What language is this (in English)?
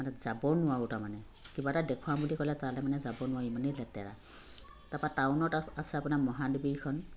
Assamese